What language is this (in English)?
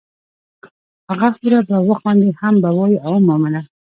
Pashto